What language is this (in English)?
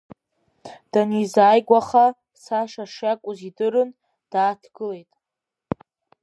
Abkhazian